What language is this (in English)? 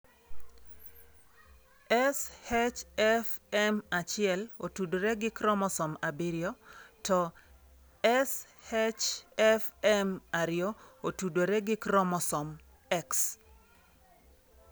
Luo (Kenya and Tanzania)